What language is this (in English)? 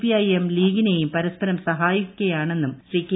Malayalam